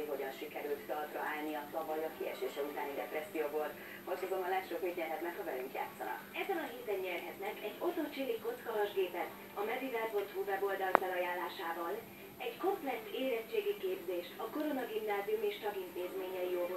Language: Hungarian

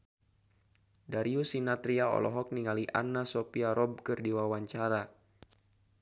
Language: Sundanese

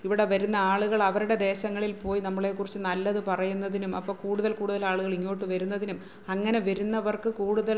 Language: Malayalam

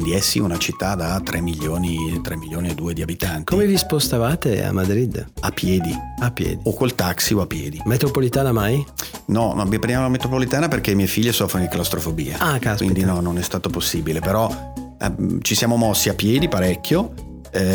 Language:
Italian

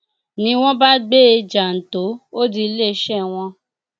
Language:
Yoruba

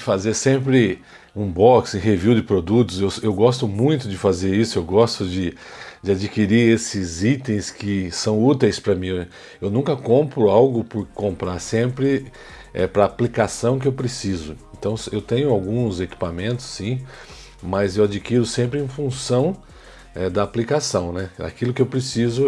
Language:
Portuguese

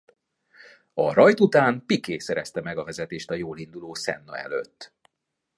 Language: Hungarian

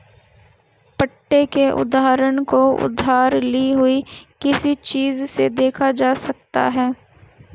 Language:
Hindi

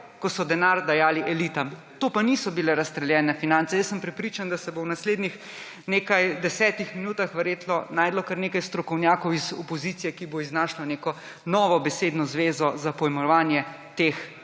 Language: Slovenian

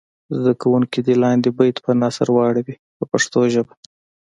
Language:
Pashto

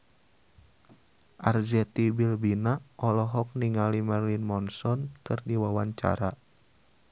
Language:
Sundanese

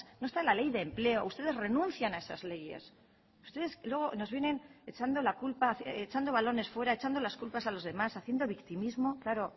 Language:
Spanish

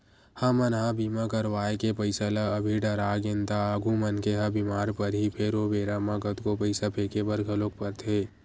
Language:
Chhattisgarhi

